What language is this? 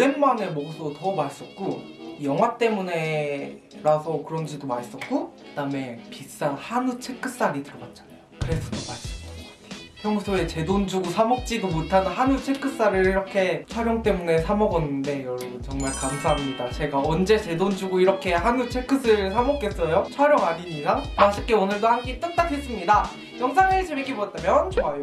Korean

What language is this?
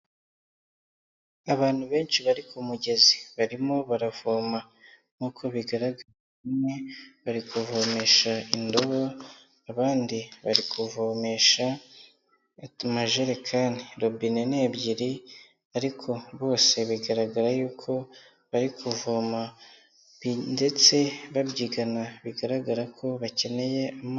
Kinyarwanda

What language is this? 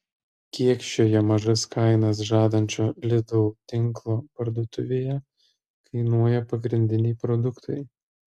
Lithuanian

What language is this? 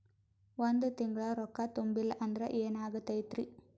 Kannada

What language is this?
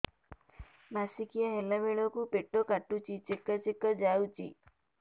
Odia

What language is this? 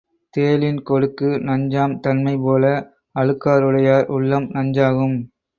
Tamil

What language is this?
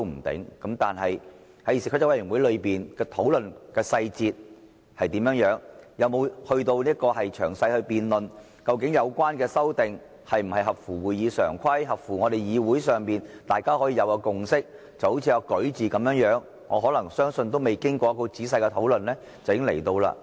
Cantonese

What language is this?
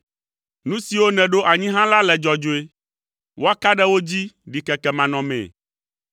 Ewe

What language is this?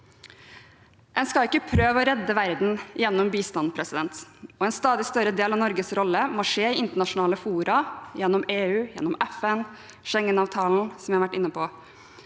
Norwegian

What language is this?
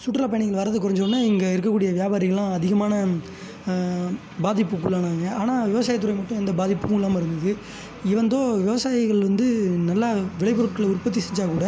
Tamil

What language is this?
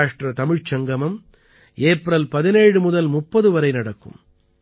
Tamil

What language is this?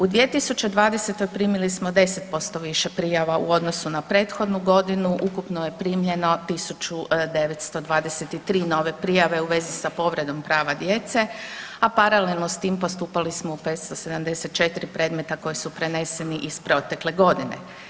Croatian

